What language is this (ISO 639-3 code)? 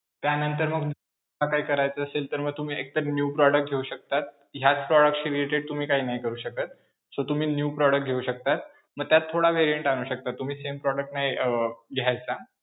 mar